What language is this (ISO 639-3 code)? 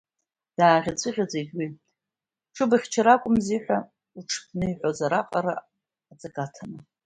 abk